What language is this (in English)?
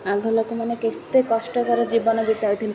Odia